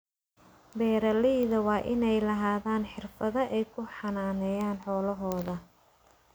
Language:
Somali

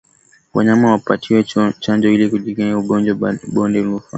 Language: Swahili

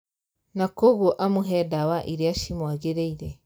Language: Kikuyu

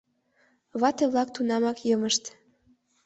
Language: Mari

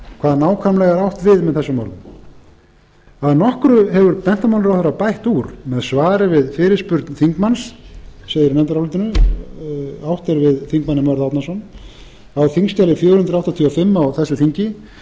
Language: Icelandic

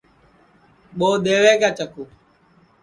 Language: Sansi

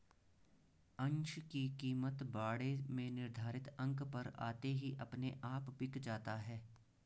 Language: Hindi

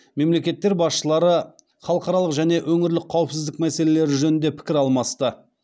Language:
Kazakh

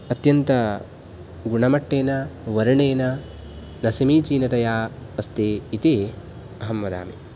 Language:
Sanskrit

